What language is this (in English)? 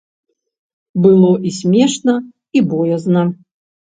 Belarusian